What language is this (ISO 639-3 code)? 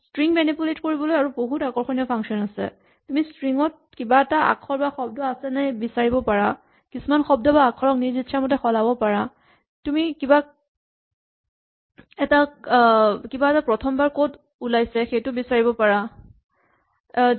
asm